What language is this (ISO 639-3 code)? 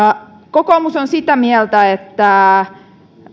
fin